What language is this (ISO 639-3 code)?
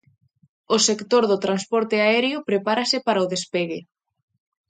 glg